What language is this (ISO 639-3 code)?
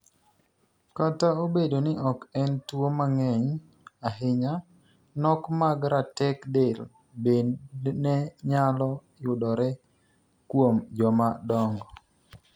luo